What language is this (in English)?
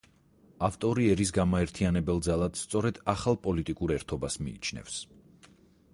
Georgian